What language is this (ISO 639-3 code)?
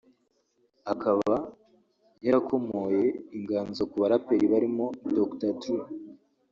kin